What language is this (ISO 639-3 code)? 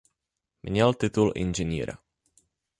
ces